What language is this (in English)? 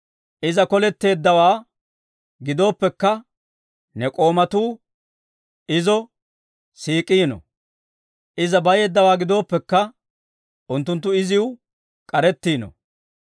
Dawro